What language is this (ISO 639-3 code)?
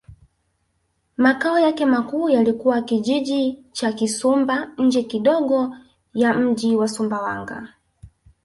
swa